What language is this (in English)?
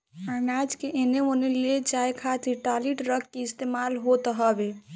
Bhojpuri